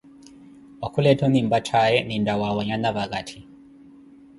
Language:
Koti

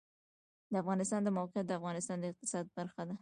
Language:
Pashto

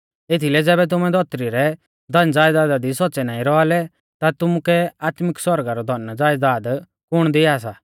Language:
Mahasu Pahari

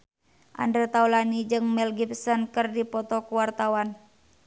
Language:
Sundanese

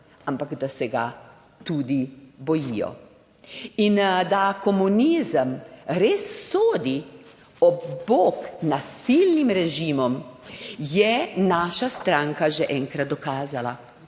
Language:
Slovenian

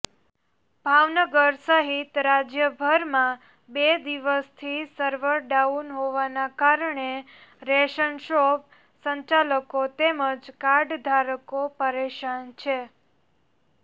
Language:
Gujarati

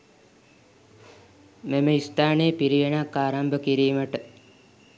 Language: Sinhala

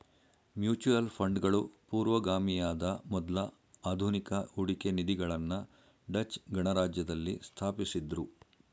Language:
Kannada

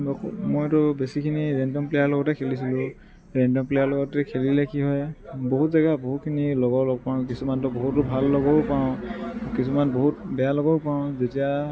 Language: Assamese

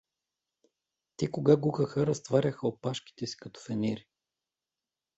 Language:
Bulgarian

